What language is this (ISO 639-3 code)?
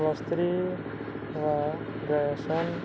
ori